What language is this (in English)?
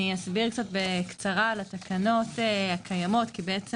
Hebrew